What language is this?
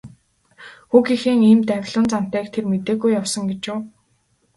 Mongolian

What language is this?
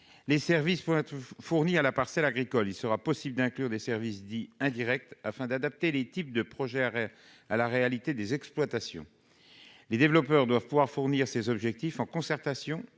French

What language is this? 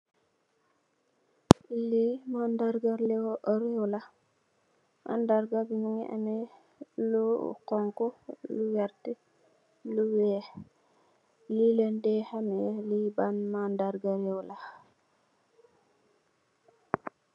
Wolof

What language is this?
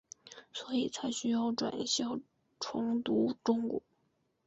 Chinese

